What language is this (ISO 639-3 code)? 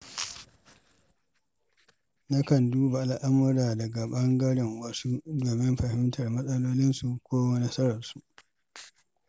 hau